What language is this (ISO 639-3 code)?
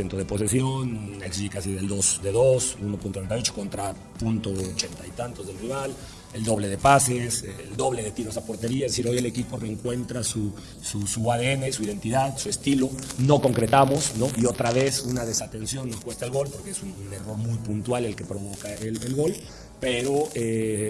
spa